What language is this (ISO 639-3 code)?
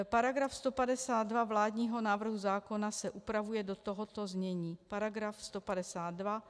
ces